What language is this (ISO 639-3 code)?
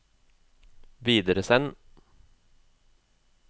nor